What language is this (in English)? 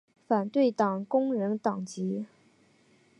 Chinese